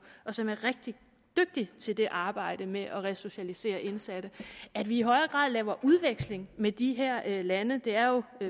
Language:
Danish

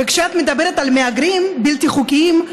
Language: Hebrew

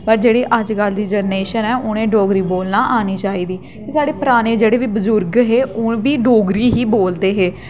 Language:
Dogri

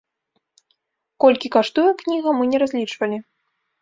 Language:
Belarusian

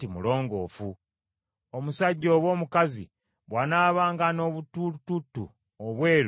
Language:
Ganda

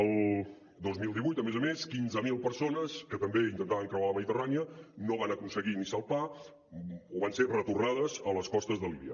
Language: Catalan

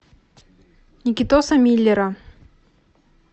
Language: Russian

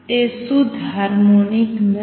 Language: Gujarati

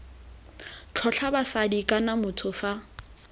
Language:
Tswana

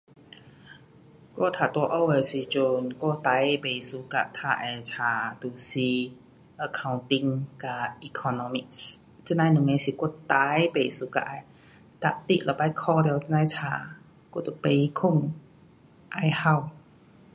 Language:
Pu-Xian Chinese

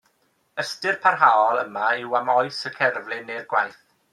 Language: Welsh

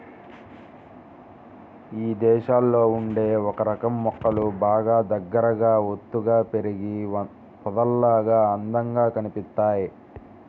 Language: Telugu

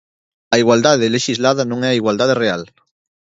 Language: Galician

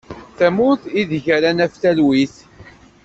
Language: Kabyle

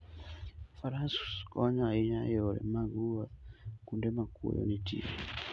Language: Luo (Kenya and Tanzania)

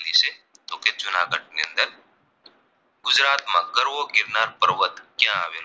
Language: Gujarati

